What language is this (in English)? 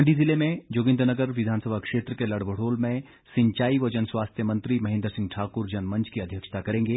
Hindi